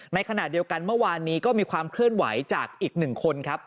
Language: Thai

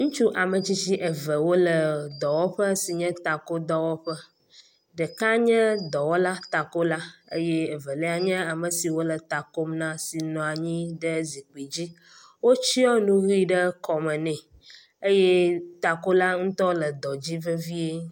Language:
Ewe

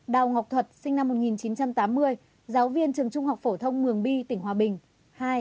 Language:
Vietnamese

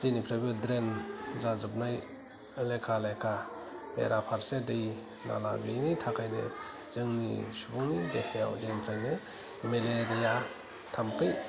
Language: Bodo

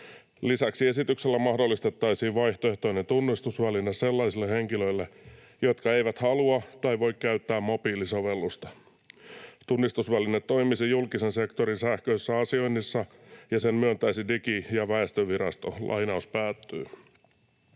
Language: Finnish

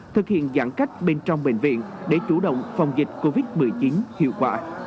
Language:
Vietnamese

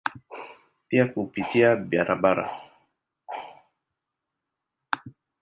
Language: Swahili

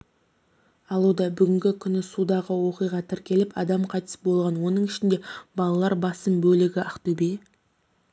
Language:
Kazakh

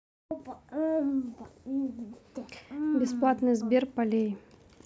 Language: Russian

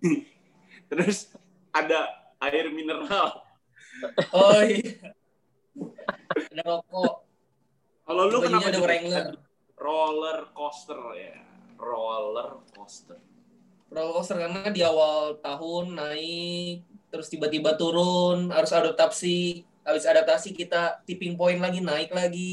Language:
Indonesian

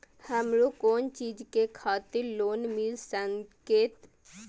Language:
Maithili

